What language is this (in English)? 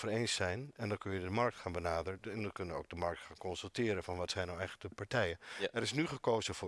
Dutch